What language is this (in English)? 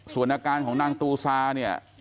Thai